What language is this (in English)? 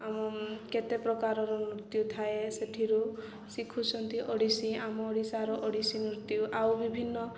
Odia